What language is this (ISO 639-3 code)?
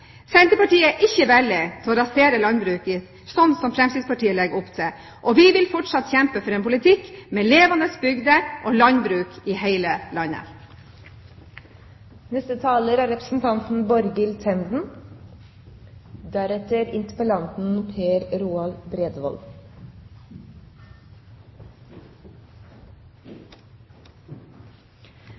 nob